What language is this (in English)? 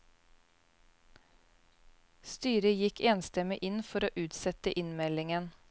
Norwegian